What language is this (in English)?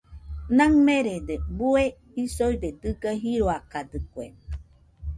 Nüpode Huitoto